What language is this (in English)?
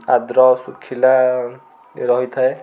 Odia